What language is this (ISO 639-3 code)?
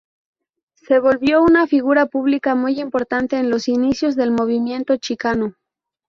spa